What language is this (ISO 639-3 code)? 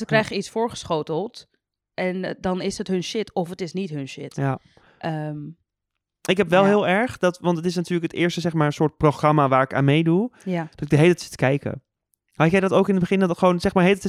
nld